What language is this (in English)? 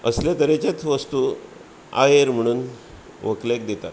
Konkani